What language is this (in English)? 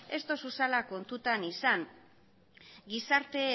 Basque